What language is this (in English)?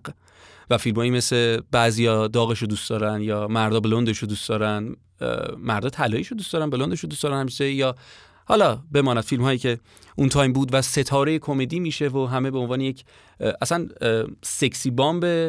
Persian